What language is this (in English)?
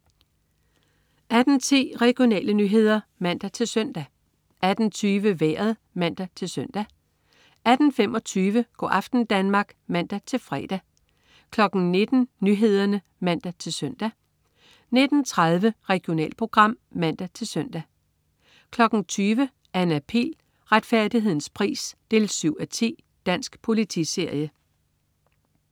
Danish